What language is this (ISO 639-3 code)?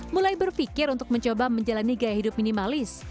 ind